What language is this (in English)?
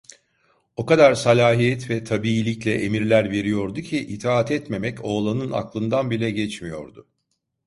Turkish